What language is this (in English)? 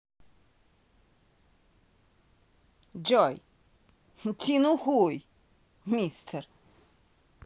Russian